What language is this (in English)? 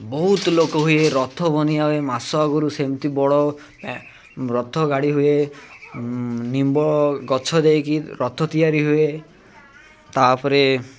Odia